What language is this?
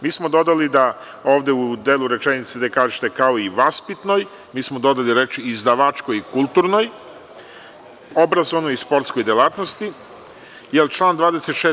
Serbian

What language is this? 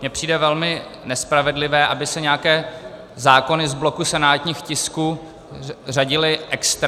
Czech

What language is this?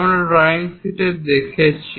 Bangla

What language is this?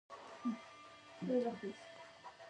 Pashto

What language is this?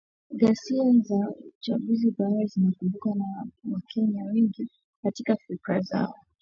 Swahili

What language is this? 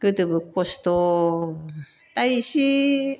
Bodo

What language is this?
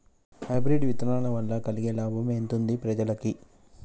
Telugu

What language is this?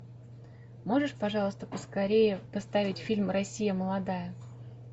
Russian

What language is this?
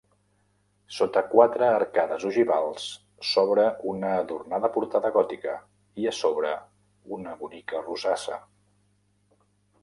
Catalan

